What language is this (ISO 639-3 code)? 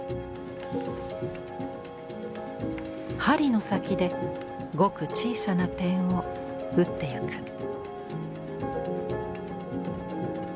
jpn